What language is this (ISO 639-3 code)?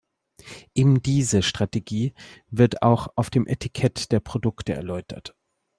deu